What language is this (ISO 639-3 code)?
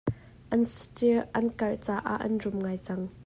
cnh